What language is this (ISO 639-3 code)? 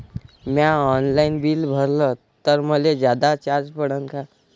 mar